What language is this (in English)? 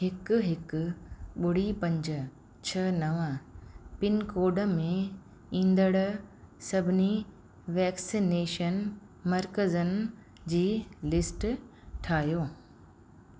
Sindhi